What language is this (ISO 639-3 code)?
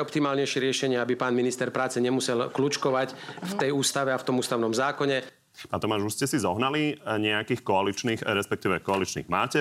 slk